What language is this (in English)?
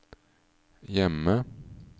Norwegian